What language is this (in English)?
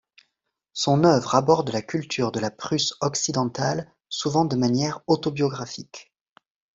French